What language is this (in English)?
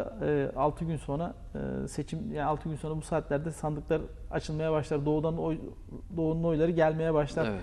Turkish